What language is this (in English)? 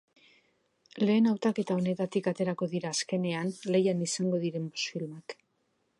Basque